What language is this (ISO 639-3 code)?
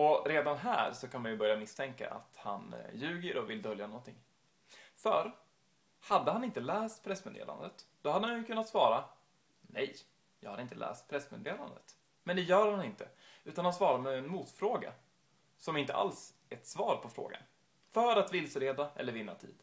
swe